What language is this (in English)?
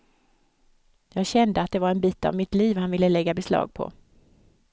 Swedish